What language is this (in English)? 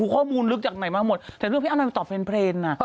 Thai